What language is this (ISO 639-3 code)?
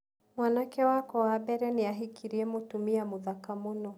kik